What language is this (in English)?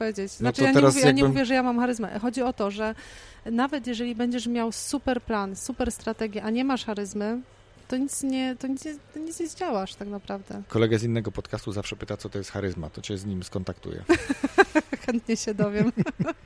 Polish